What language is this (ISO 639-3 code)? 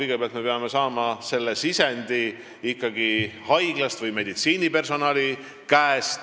est